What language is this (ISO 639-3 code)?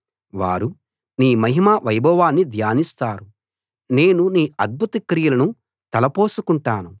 tel